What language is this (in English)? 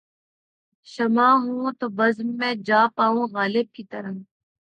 Urdu